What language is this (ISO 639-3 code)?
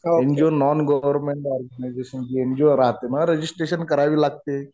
mar